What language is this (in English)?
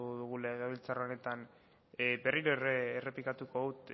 Basque